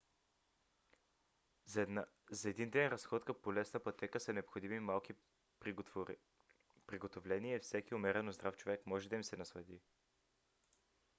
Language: Bulgarian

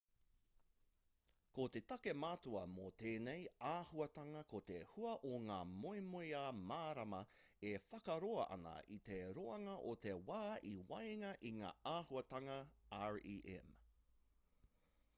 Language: Māori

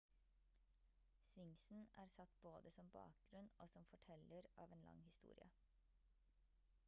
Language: Norwegian Bokmål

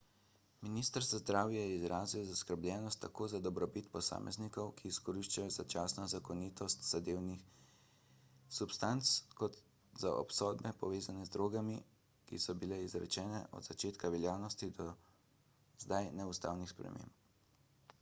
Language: Slovenian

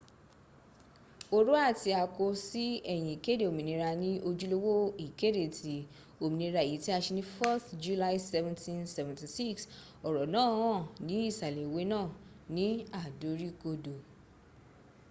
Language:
Yoruba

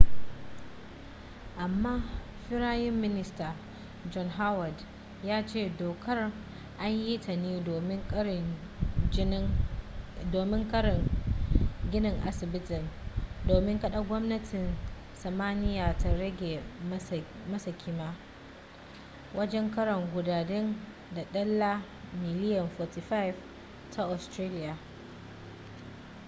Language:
Hausa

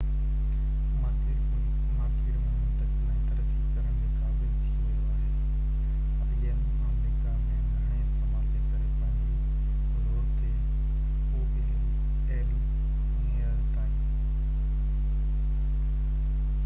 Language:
Sindhi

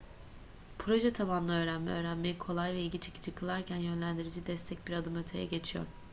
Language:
Turkish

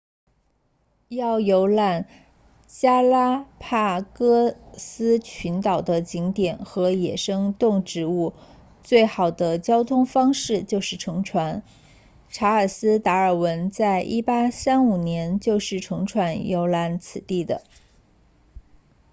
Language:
Chinese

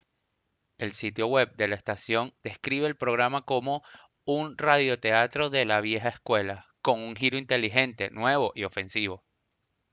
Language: Spanish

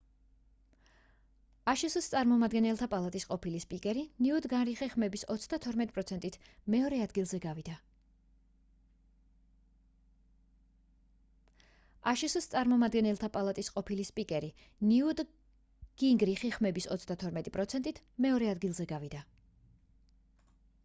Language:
Georgian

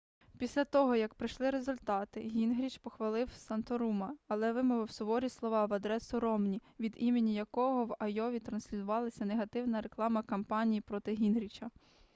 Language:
Ukrainian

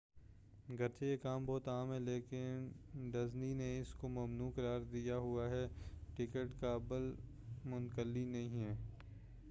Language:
Urdu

